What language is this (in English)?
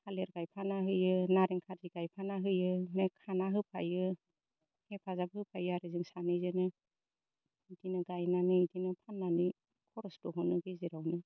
Bodo